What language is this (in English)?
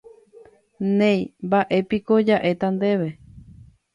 Guarani